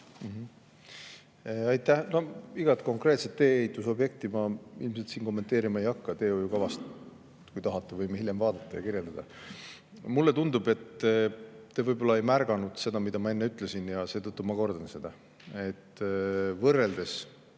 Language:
Estonian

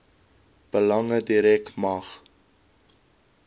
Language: Afrikaans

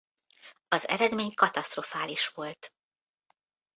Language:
Hungarian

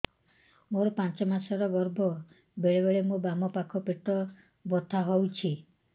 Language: Odia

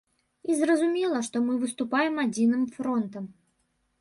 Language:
Belarusian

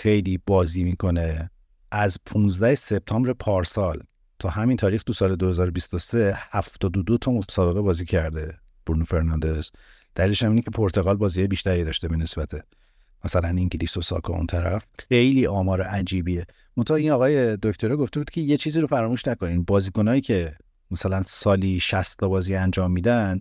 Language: Persian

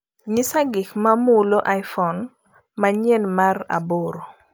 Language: Luo (Kenya and Tanzania)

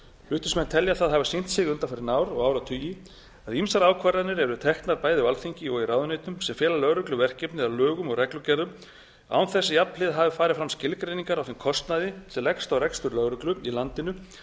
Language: Icelandic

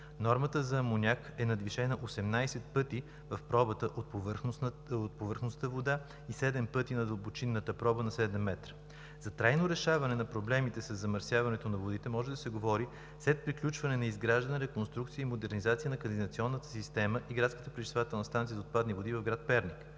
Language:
Bulgarian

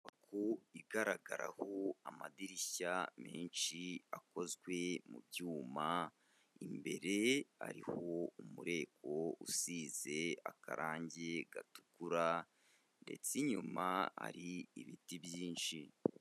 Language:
Kinyarwanda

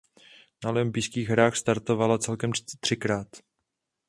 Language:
Czech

